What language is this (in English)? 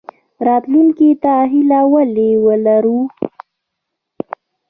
Pashto